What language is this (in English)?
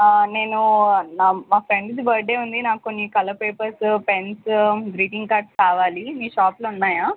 Telugu